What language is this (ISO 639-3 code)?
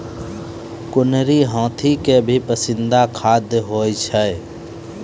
mai